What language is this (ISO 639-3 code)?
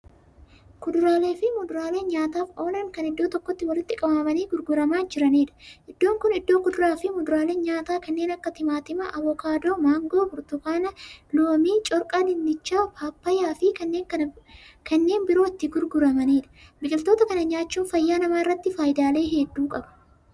orm